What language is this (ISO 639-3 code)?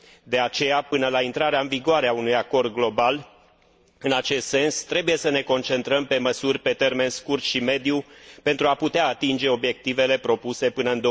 ron